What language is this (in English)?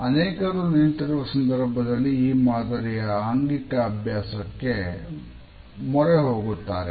Kannada